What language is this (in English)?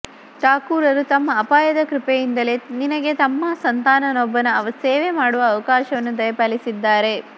Kannada